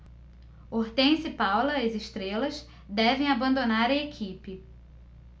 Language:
Portuguese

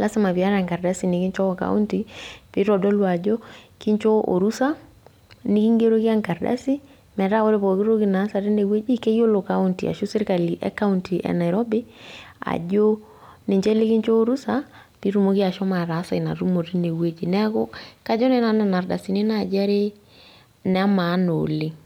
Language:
Masai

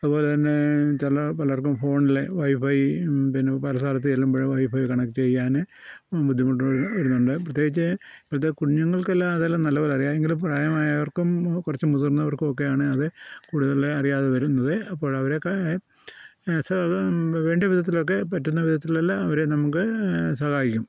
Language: Malayalam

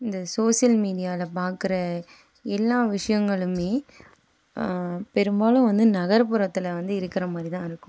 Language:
Tamil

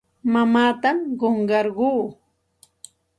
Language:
Santa Ana de Tusi Pasco Quechua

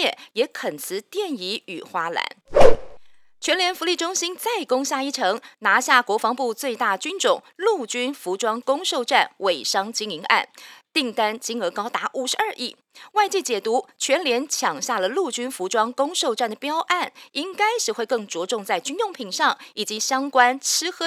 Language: Chinese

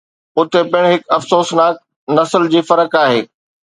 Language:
Sindhi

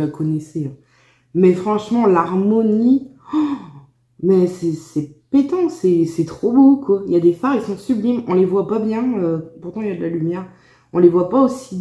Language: French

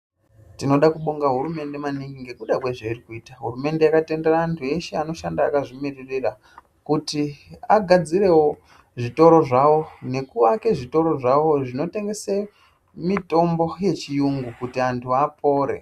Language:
Ndau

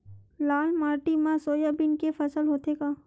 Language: Chhattisgarhi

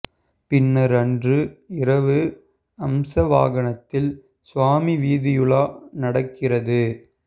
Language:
Tamil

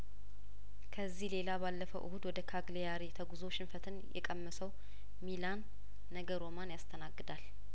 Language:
Amharic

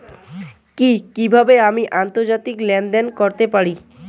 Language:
Bangla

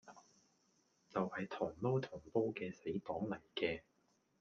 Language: Cantonese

